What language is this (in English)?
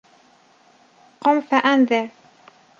Arabic